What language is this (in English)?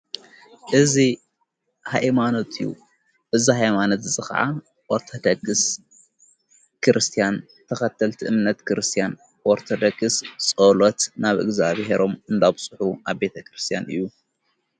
Tigrinya